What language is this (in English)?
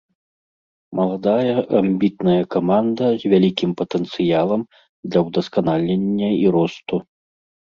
Belarusian